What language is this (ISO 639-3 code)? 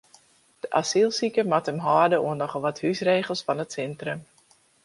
fry